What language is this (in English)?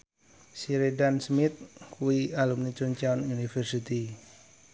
Javanese